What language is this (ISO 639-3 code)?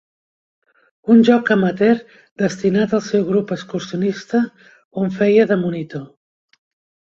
cat